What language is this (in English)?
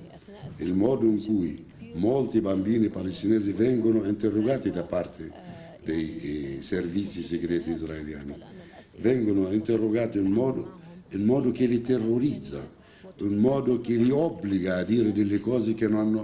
Italian